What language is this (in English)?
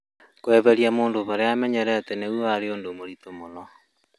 Kikuyu